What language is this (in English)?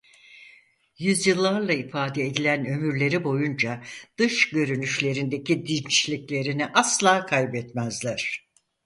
Turkish